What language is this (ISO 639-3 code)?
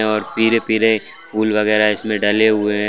hin